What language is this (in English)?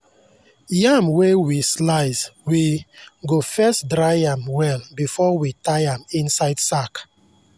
Nigerian Pidgin